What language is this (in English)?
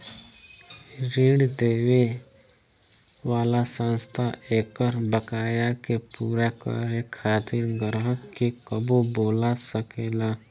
Bhojpuri